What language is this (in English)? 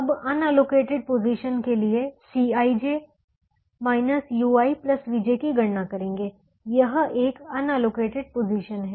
Hindi